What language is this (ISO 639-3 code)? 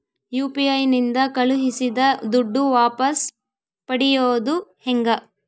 kan